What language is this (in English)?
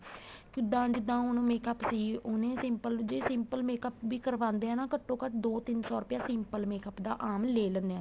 Punjabi